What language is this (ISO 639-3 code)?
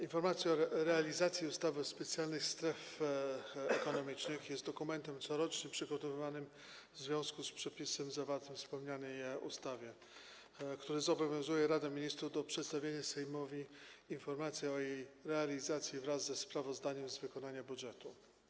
pol